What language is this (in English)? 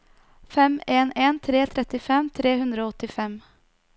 Norwegian